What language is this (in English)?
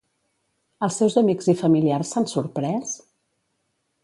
Catalan